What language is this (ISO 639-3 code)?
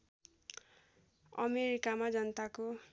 nep